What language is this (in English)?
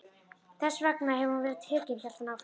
Icelandic